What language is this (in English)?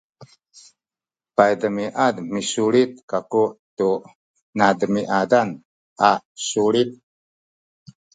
Sakizaya